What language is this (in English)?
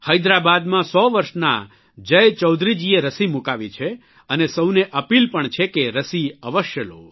Gujarati